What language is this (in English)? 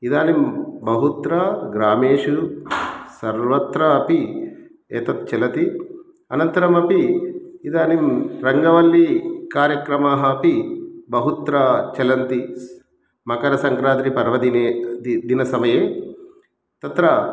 Sanskrit